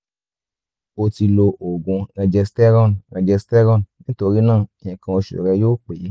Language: Yoruba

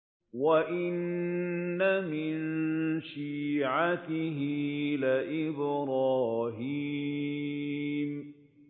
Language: Arabic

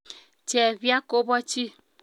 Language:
Kalenjin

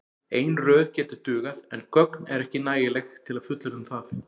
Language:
Icelandic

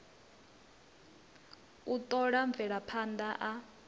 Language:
Venda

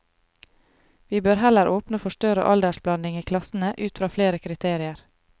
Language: Norwegian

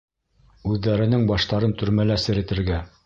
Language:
Bashkir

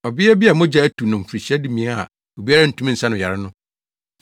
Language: Akan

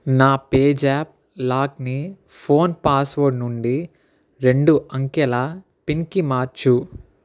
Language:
Telugu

